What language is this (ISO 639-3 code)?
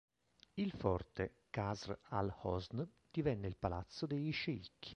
ita